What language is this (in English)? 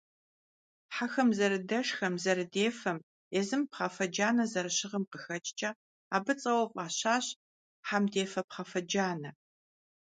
Kabardian